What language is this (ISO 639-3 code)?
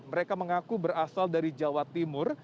ind